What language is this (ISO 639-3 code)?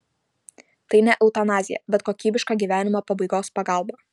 lit